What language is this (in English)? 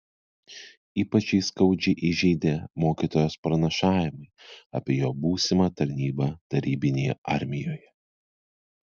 Lithuanian